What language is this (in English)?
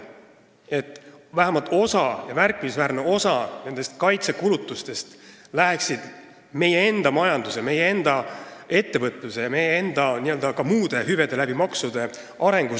Estonian